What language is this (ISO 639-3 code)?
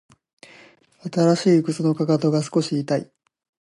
jpn